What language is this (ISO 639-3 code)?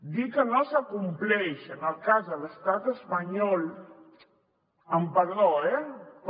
cat